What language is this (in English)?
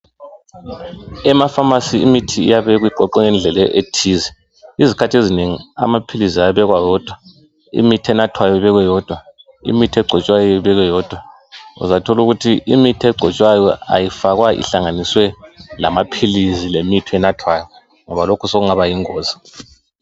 North Ndebele